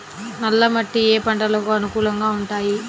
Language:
Telugu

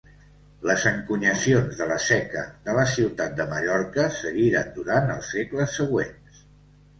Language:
Catalan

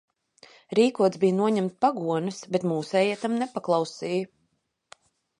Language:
Latvian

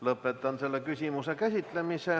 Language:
Estonian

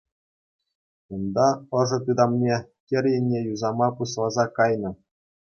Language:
Chuvash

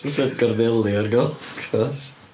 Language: Welsh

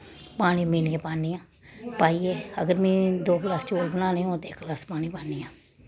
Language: Dogri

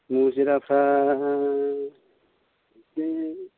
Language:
Bodo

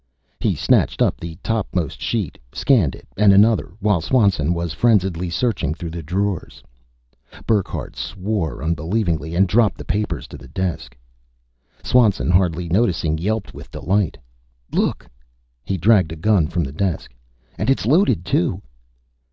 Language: English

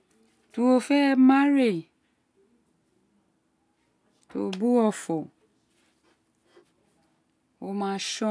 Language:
Isekiri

